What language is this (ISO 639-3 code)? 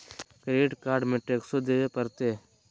mag